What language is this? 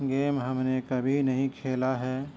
Urdu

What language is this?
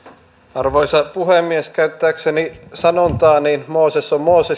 Finnish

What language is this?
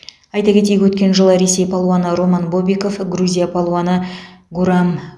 Kazakh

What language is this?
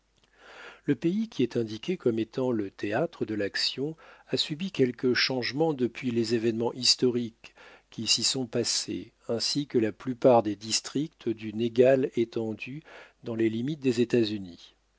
French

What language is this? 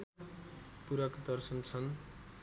Nepali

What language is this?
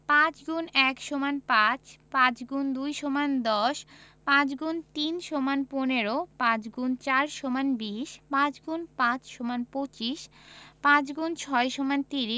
Bangla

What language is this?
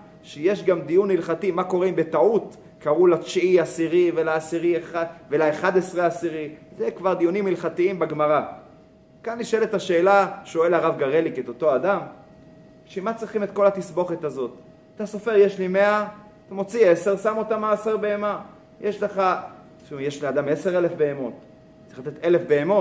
Hebrew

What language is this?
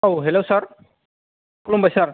Bodo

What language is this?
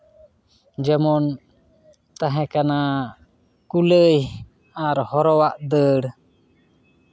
Santali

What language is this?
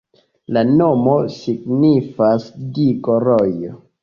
Esperanto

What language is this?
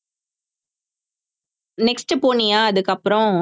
Tamil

